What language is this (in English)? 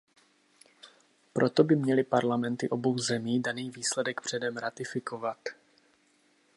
Czech